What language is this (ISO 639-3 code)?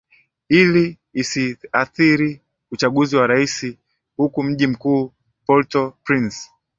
swa